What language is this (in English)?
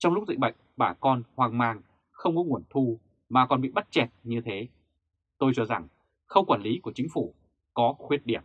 Vietnamese